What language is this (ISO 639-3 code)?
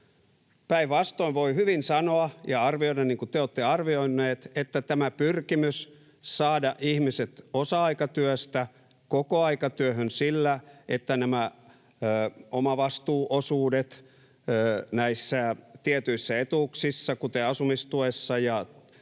fin